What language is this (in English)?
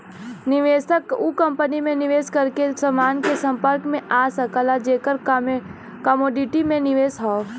Bhojpuri